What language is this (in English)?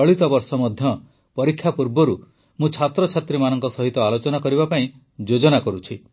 Odia